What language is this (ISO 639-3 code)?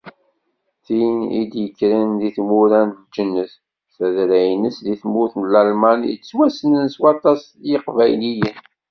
kab